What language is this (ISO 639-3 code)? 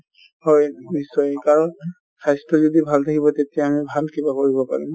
asm